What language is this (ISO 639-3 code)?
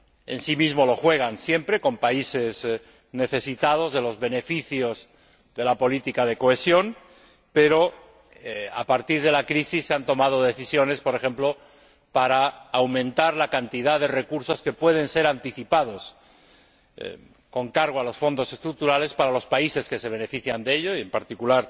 spa